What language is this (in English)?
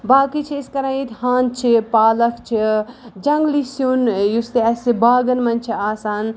Kashmiri